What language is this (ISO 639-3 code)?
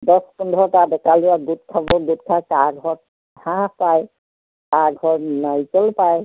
asm